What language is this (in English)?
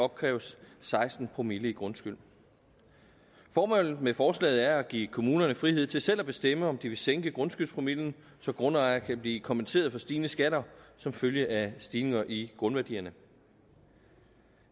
Danish